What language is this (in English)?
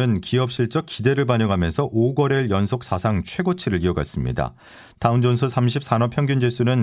Korean